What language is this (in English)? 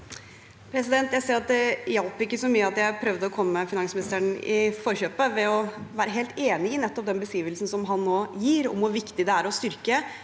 Norwegian